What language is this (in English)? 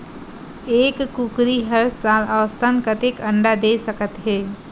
Chhattisgarhi